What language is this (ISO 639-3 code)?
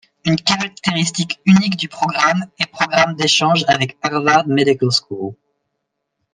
fra